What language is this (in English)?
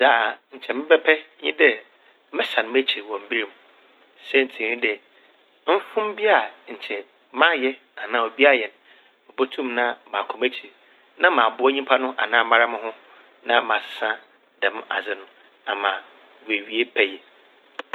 Akan